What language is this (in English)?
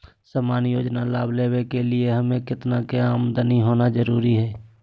Magahi